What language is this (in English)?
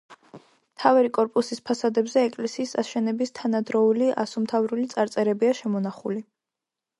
Georgian